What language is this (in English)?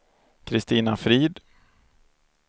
Swedish